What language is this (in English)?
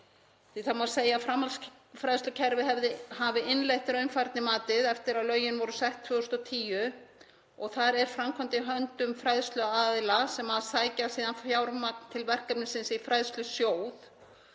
Icelandic